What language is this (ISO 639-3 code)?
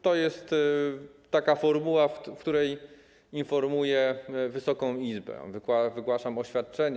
pol